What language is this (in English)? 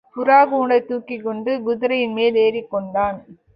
Tamil